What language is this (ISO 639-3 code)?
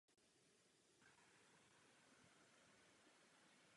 ces